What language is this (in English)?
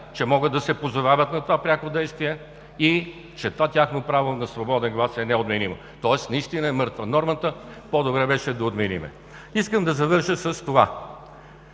Bulgarian